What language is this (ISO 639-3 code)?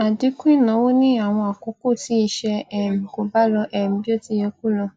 yor